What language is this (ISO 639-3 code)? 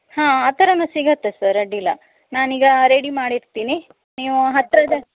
kan